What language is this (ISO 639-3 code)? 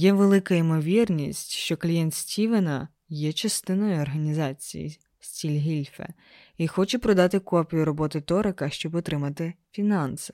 ukr